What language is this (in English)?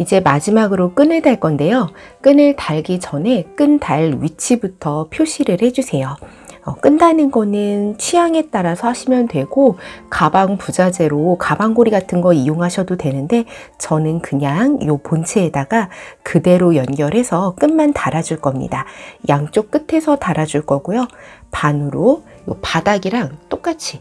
Korean